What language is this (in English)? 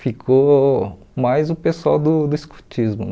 Portuguese